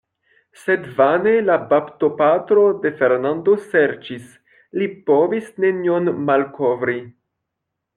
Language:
Esperanto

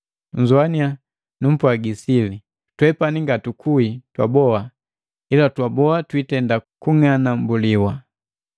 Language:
Matengo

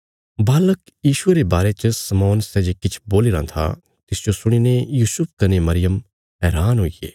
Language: Bilaspuri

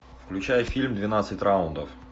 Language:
Russian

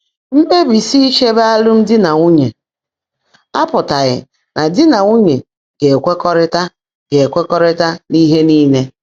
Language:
Igbo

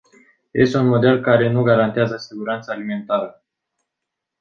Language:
Romanian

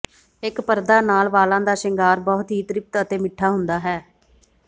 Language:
Punjabi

